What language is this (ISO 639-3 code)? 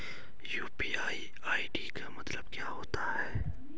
hin